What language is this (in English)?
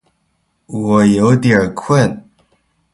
Chinese